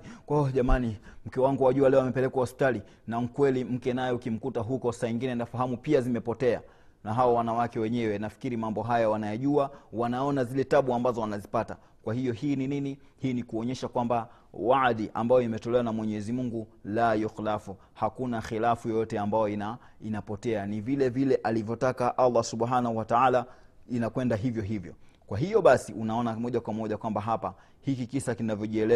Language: Swahili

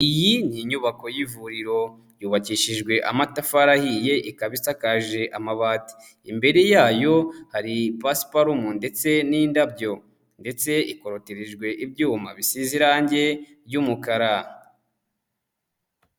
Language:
Kinyarwanda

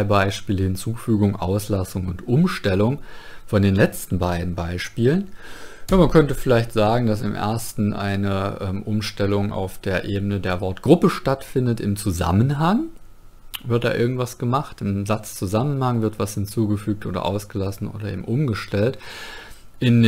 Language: German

